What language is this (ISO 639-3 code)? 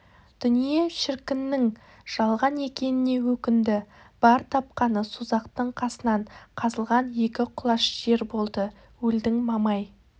kaz